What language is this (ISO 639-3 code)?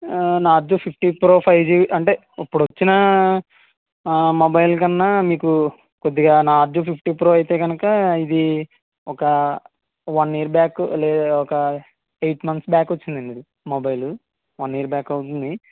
tel